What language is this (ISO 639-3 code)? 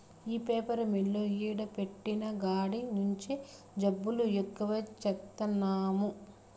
tel